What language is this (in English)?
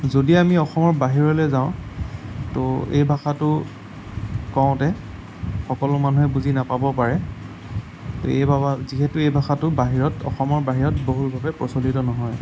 Assamese